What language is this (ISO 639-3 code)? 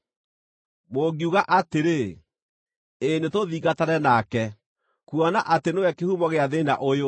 kik